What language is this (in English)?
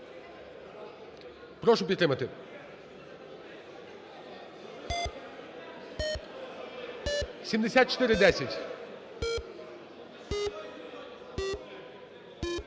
Ukrainian